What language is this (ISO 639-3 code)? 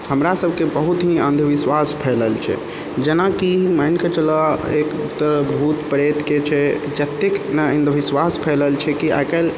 mai